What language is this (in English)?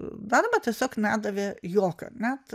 Lithuanian